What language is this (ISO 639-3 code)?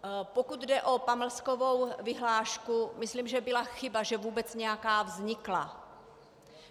ces